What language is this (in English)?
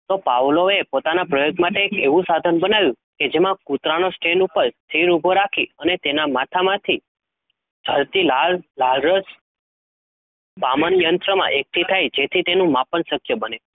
Gujarati